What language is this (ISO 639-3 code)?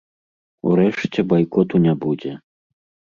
bel